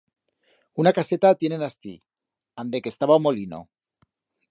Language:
Aragonese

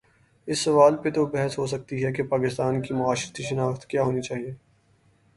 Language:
Urdu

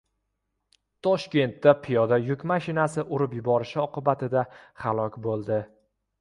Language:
Uzbek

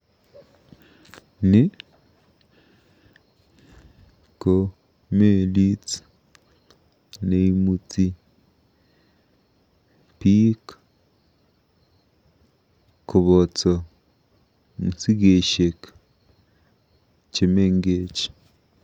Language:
Kalenjin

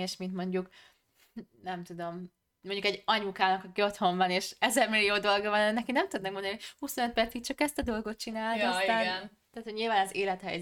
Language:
Hungarian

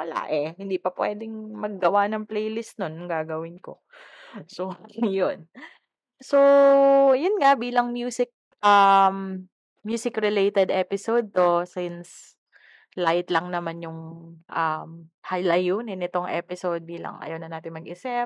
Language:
Filipino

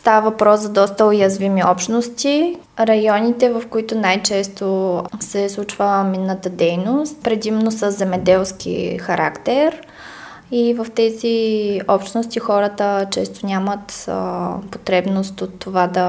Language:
Bulgarian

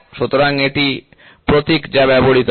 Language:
Bangla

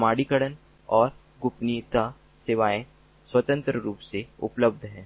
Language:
Hindi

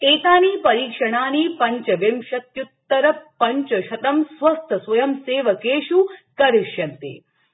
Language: Sanskrit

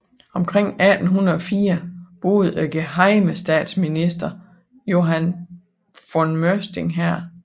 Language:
Danish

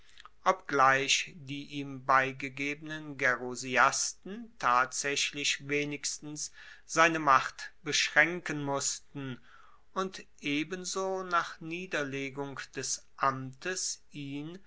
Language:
German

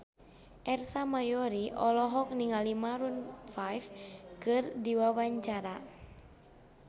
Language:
Sundanese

